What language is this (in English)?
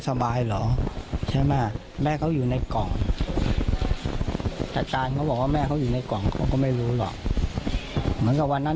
Thai